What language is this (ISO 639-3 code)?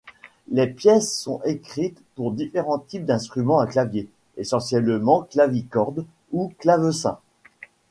fra